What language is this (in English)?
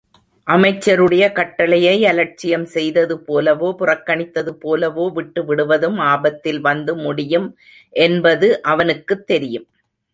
Tamil